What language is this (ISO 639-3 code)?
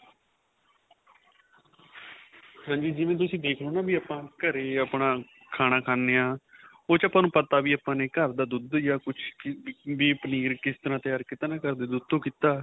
pan